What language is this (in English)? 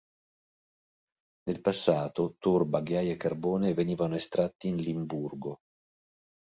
Italian